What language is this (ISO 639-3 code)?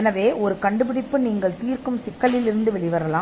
tam